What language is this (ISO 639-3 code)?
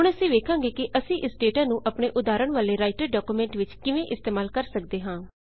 pan